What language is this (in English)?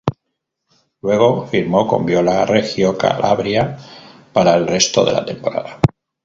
Spanish